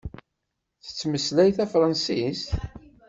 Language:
Kabyle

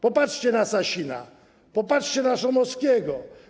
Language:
Polish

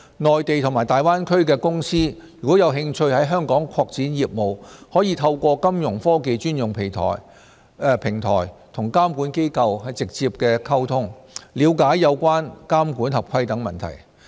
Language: Cantonese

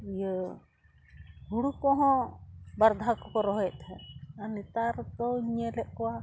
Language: Santali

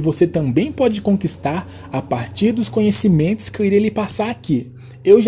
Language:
Portuguese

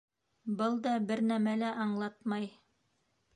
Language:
Bashkir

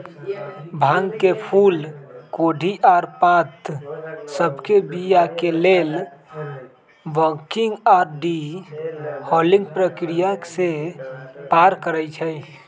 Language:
Magahi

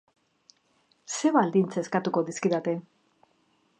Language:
Basque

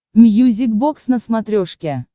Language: Russian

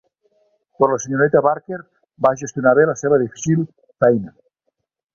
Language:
Catalan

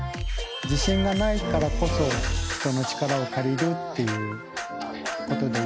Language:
Japanese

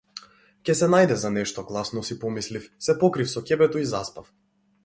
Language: Macedonian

